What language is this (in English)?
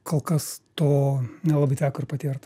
Lithuanian